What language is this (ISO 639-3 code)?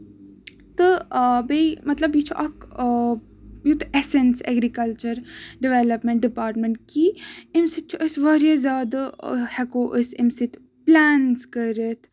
kas